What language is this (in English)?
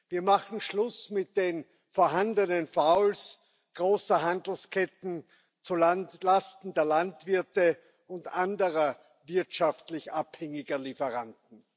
German